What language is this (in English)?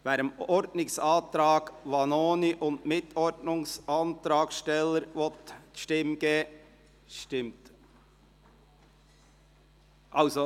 Swiss German